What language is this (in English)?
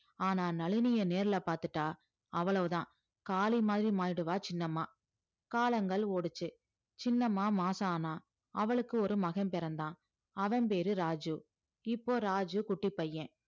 Tamil